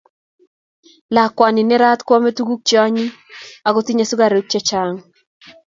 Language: Kalenjin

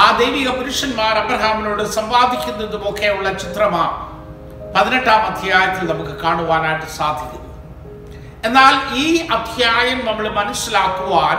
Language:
Malayalam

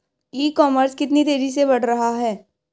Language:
Hindi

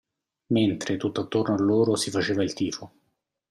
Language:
Italian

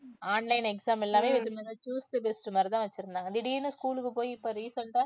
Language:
Tamil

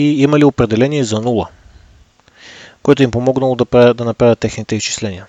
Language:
Bulgarian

